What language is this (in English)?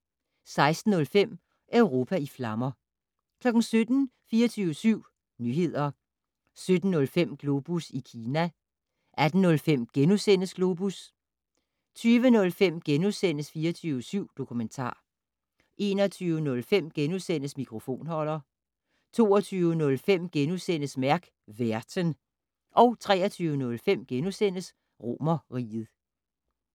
Danish